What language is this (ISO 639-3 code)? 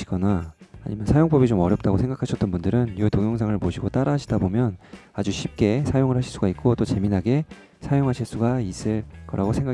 kor